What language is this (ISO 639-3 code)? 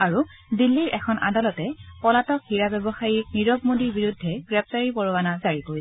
asm